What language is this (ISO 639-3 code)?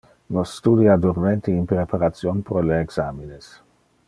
ina